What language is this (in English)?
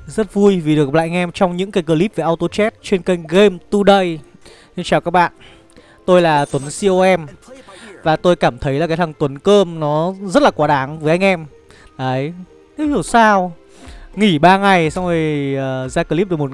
Vietnamese